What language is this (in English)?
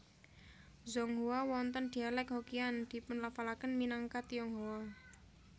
Javanese